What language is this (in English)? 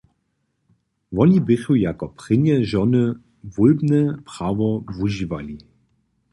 Upper Sorbian